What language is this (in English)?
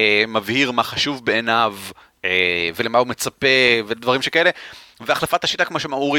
Hebrew